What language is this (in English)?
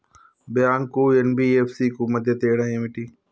Telugu